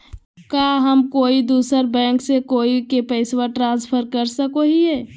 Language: Magahi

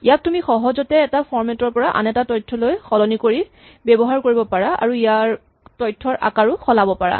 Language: Assamese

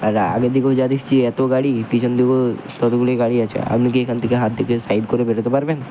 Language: Bangla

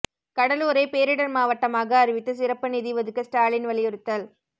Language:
Tamil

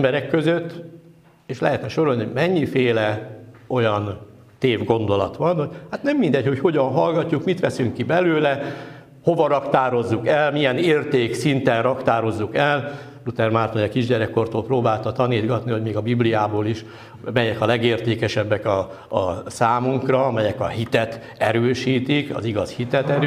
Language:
Hungarian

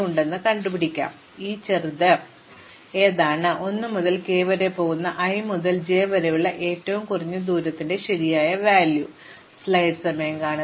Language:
Malayalam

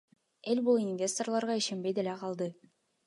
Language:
Kyrgyz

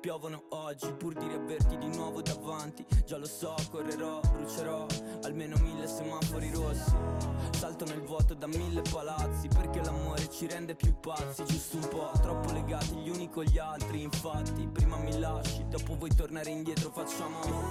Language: Italian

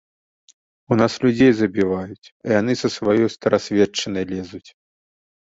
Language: Belarusian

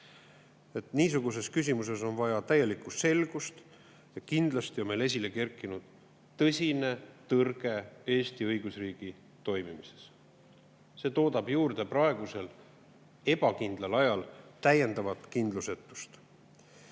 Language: Estonian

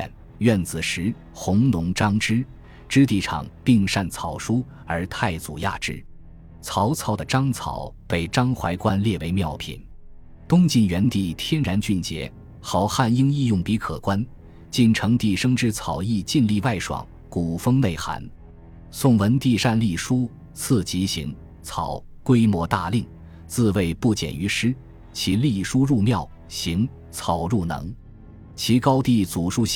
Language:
Chinese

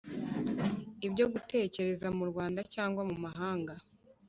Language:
Kinyarwanda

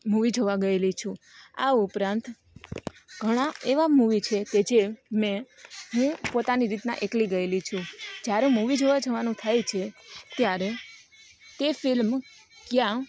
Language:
Gujarati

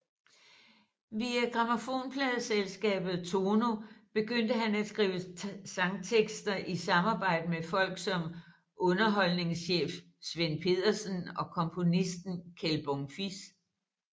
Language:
Danish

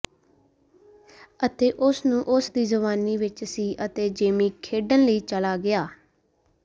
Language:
Punjabi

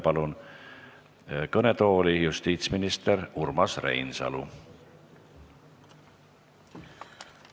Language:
Estonian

